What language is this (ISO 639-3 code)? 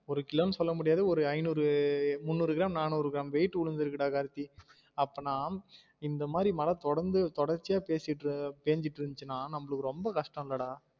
tam